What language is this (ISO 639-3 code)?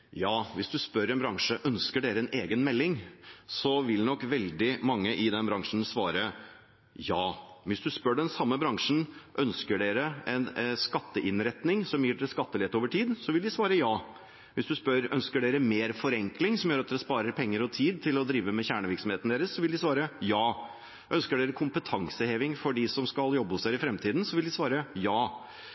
nob